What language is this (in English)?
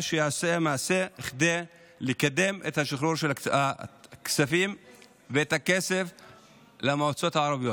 Hebrew